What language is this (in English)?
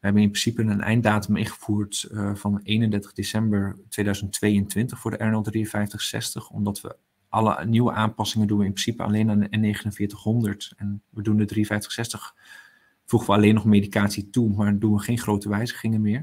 Dutch